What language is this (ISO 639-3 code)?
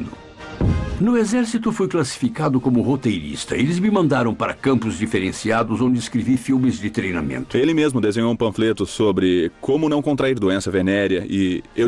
por